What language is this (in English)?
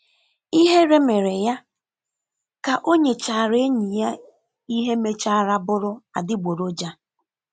Igbo